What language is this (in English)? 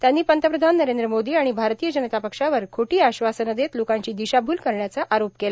Marathi